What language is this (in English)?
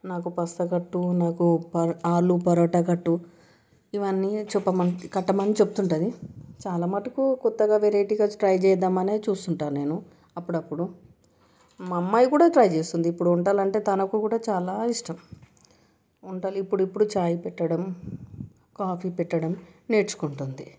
Telugu